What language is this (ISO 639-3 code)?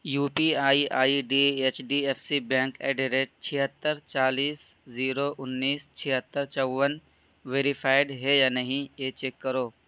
urd